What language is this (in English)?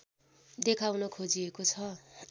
Nepali